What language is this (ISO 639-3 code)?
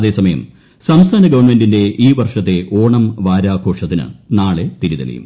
mal